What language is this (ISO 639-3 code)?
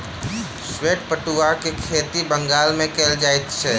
mai